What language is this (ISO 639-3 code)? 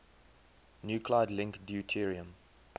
eng